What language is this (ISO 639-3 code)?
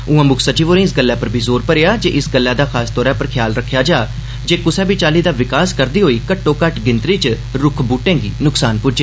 doi